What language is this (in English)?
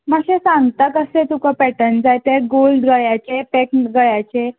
Konkani